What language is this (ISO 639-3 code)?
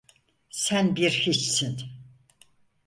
tur